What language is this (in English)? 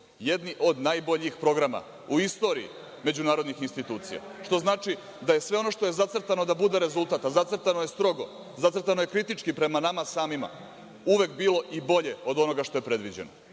Serbian